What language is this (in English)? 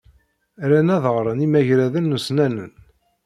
Kabyle